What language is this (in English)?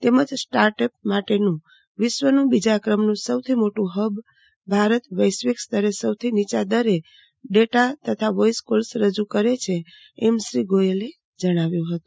Gujarati